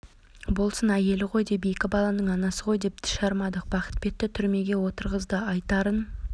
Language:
Kazakh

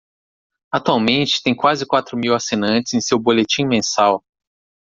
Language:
Portuguese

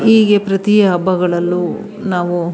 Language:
Kannada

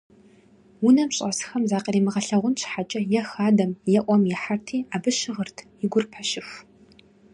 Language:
Kabardian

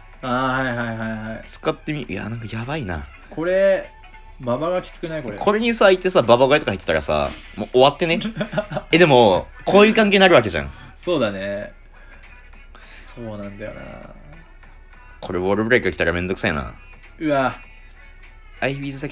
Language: Japanese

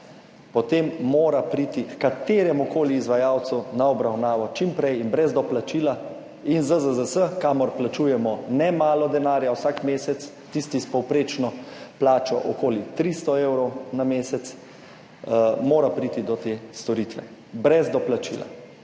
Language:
Slovenian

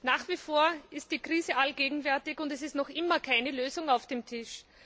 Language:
German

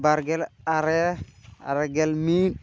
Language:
Santali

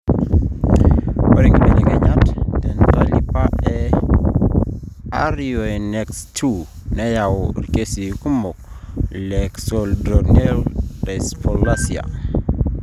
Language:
Masai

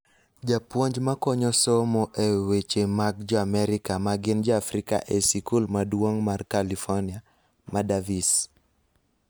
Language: Luo (Kenya and Tanzania)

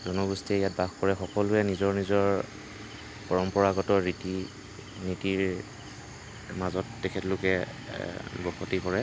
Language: Assamese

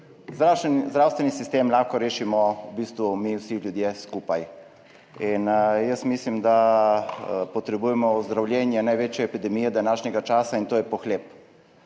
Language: Slovenian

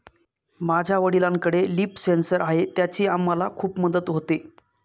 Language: Marathi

